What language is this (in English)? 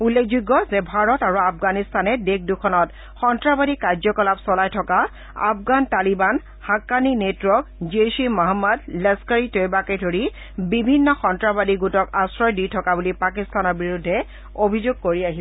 Assamese